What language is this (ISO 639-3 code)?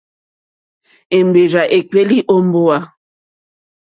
bri